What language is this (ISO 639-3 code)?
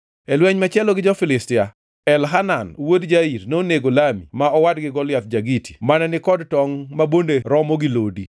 luo